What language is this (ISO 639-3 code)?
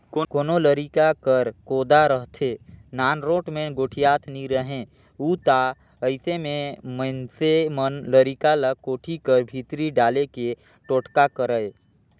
hne